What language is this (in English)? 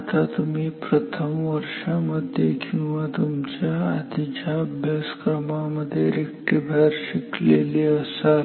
Marathi